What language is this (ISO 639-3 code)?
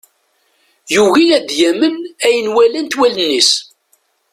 kab